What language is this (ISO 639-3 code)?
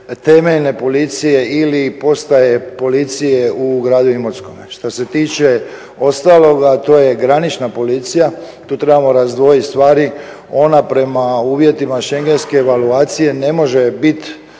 hrv